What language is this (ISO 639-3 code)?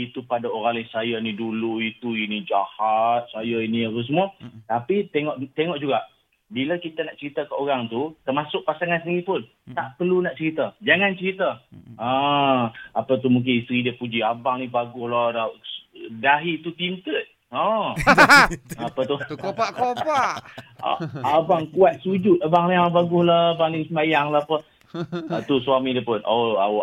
msa